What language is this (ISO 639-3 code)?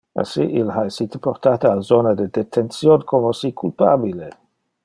ina